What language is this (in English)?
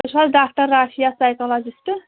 Kashmiri